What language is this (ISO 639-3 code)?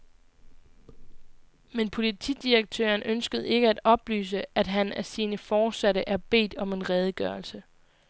dan